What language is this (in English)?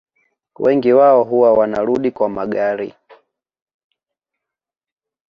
Swahili